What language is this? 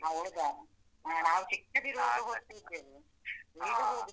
Kannada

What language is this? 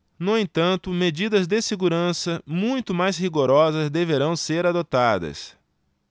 Portuguese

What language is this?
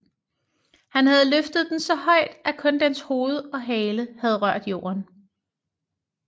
Danish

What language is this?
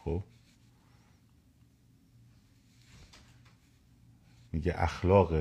Persian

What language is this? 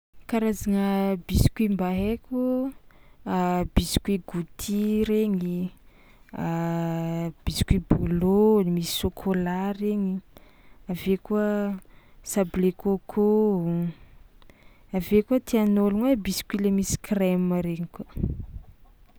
Tsimihety Malagasy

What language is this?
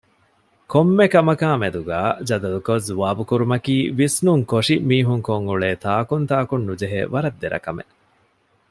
Divehi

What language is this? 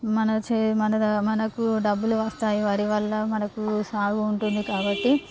Telugu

